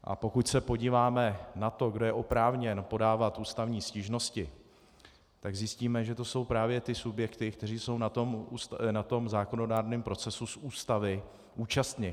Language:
Czech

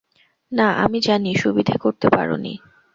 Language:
Bangla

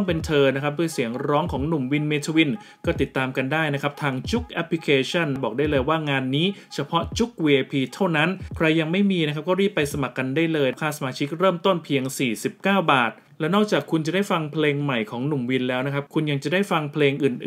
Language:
Thai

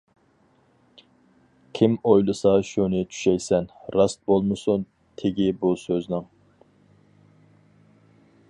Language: Uyghur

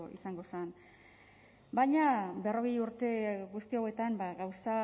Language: Basque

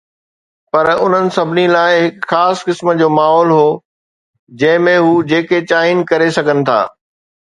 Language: Sindhi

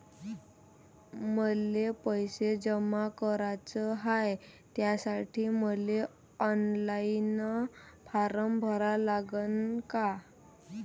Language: Marathi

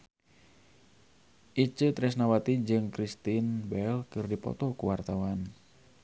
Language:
Sundanese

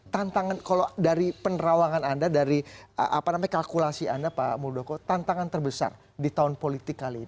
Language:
Indonesian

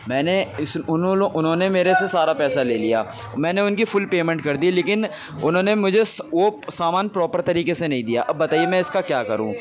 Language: Urdu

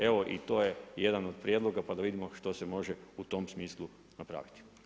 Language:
Croatian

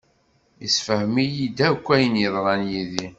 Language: Kabyle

